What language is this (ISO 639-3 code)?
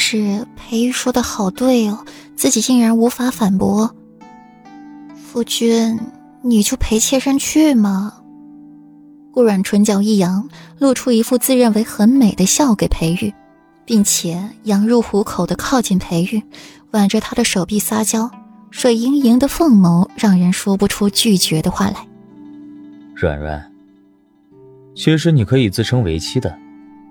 zho